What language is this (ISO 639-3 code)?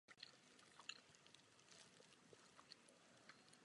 ces